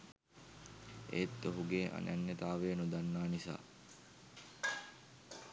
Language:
Sinhala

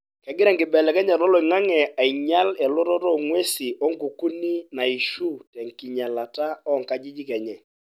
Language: Masai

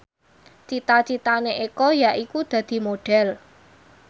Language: Javanese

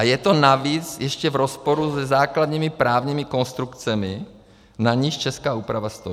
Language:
Czech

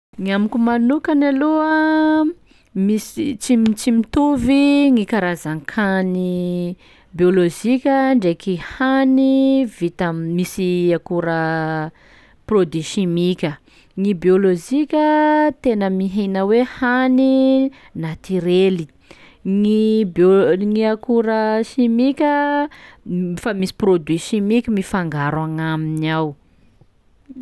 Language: Sakalava Malagasy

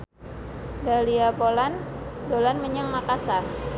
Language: Javanese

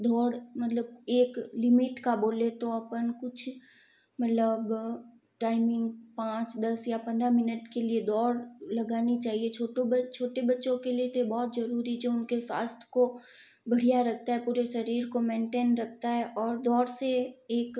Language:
Hindi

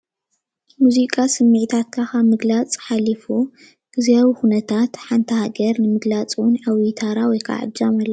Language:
Tigrinya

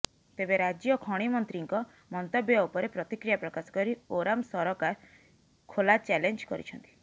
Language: Odia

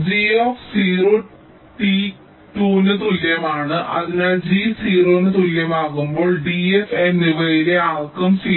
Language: Malayalam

